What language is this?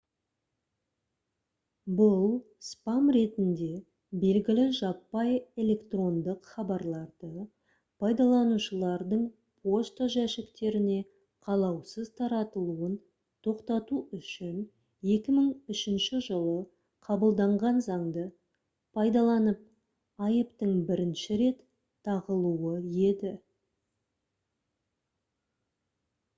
Kazakh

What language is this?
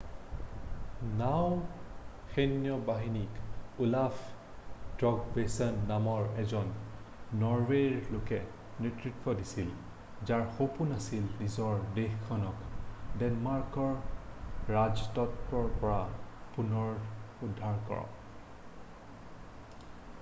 Assamese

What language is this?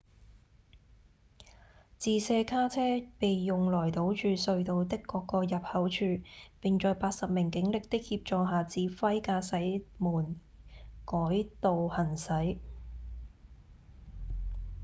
Cantonese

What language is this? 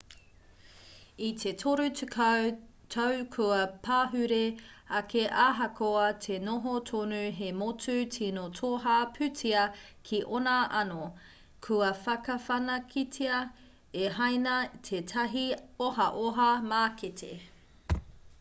Māori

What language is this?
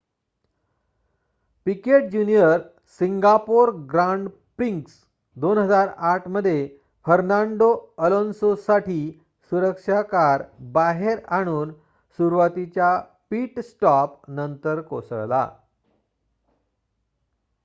Marathi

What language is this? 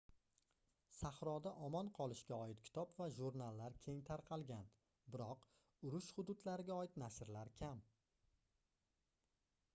Uzbek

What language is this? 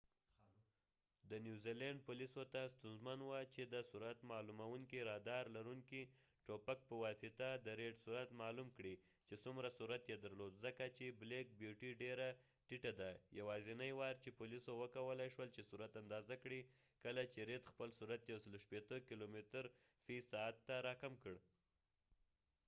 Pashto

